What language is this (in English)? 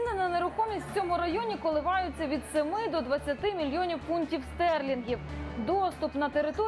Ukrainian